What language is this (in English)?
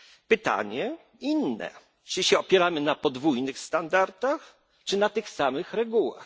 Polish